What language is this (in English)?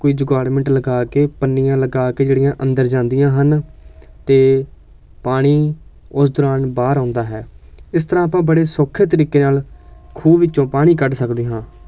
Punjabi